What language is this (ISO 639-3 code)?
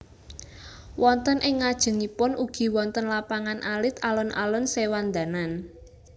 jav